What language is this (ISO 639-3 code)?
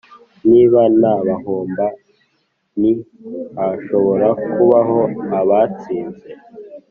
kin